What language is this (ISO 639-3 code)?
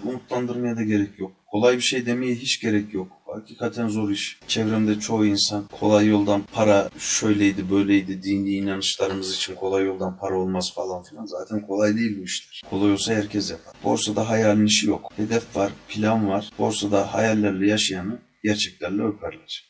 tur